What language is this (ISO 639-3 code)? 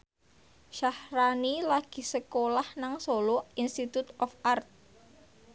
jav